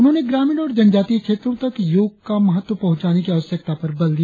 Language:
Hindi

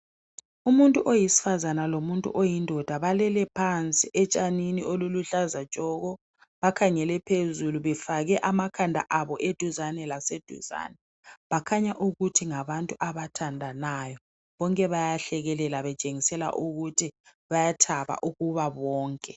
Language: North Ndebele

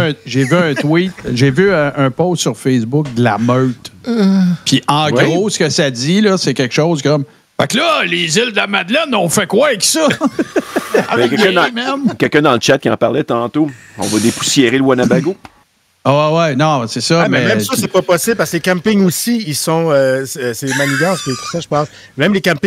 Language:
French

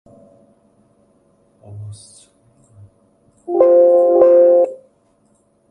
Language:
Uzbek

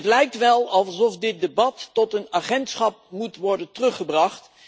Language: Dutch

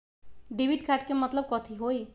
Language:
Magahi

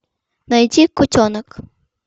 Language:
Russian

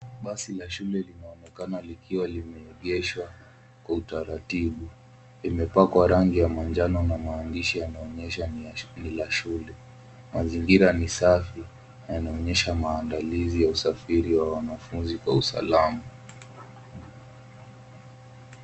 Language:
Swahili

